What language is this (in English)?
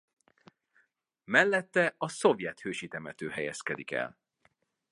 Hungarian